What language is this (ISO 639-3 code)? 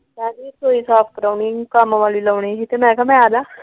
pan